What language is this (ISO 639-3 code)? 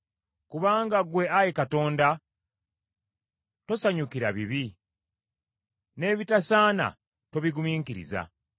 lug